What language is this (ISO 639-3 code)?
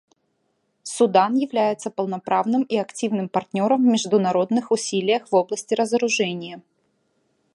rus